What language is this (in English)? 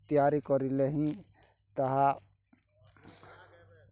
Odia